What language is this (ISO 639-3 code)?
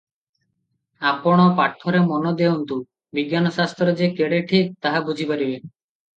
ori